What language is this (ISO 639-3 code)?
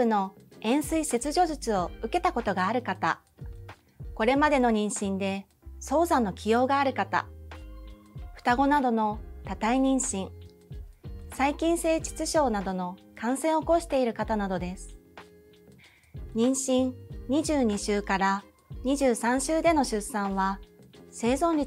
jpn